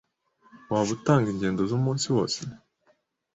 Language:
Kinyarwanda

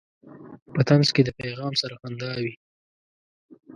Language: Pashto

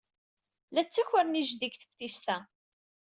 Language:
Kabyle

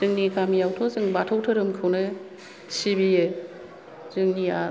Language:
Bodo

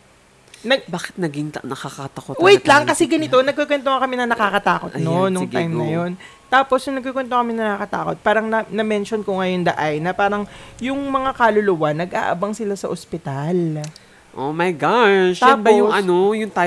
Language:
Filipino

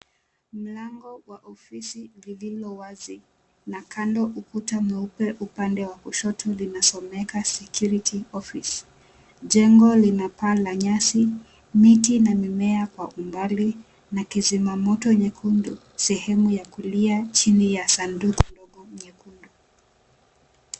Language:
Swahili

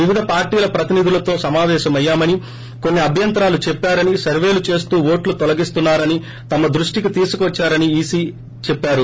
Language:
Telugu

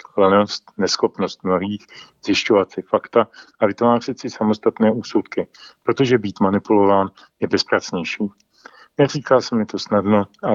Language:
Czech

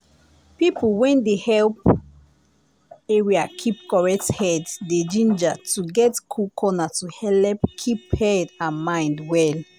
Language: Nigerian Pidgin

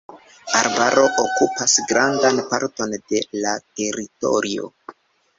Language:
Esperanto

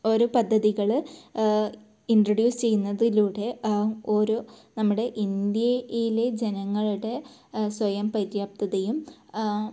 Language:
Malayalam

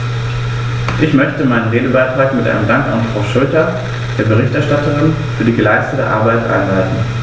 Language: German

